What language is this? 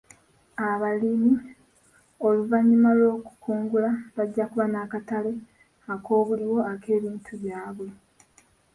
Ganda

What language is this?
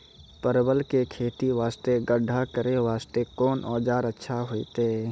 Maithili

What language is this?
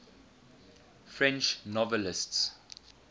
English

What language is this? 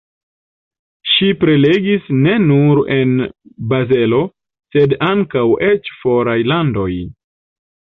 Esperanto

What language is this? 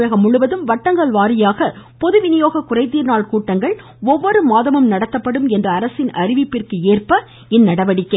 Tamil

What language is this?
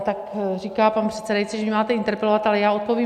Czech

